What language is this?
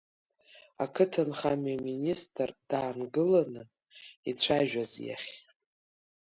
Abkhazian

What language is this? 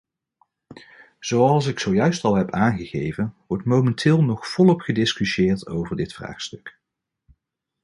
Dutch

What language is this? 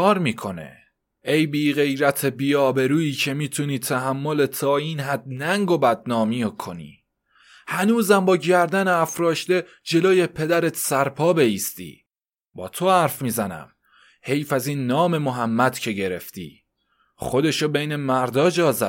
Persian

